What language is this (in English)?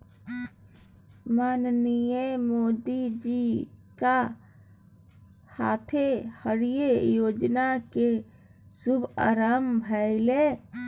Maithili